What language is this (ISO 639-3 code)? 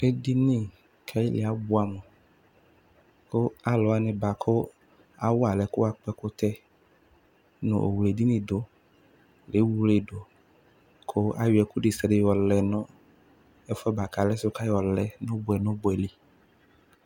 kpo